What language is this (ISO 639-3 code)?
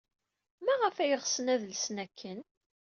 kab